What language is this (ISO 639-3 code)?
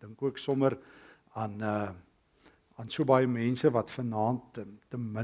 nld